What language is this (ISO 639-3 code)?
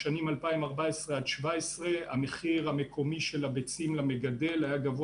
heb